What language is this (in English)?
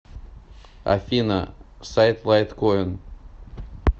Russian